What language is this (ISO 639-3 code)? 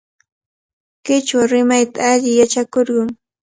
qvl